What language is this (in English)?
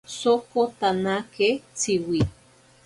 Ashéninka Perené